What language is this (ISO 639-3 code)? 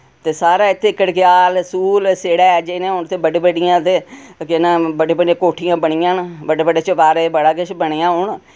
doi